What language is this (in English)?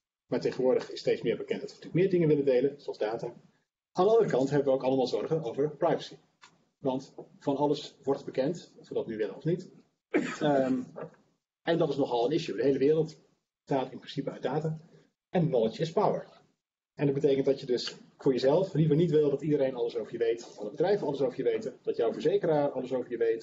Dutch